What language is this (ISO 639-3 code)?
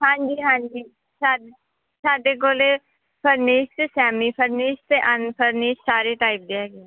pan